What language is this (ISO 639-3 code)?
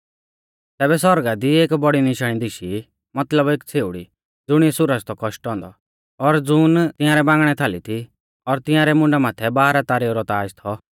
bfz